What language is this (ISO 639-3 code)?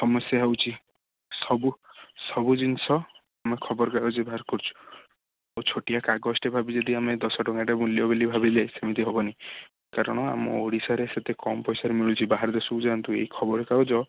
ori